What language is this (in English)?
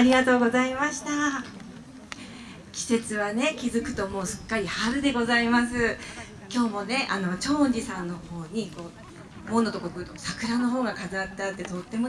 Japanese